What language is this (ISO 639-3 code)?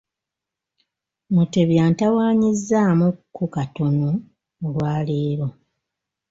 lug